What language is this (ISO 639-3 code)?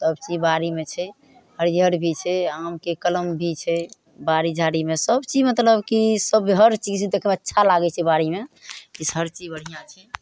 mai